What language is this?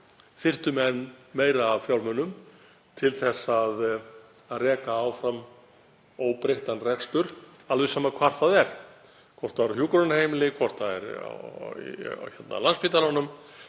Icelandic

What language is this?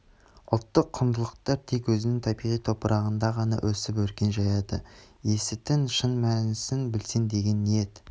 Kazakh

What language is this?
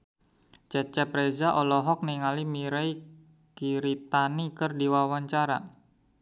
Sundanese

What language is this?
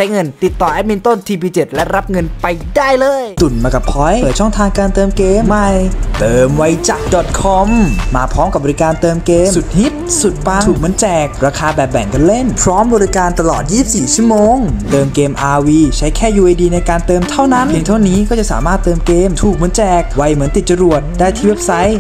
Thai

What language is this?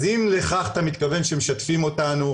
Hebrew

